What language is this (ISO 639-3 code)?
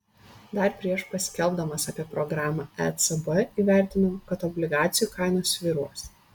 lit